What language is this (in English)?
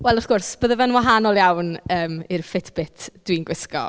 Welsh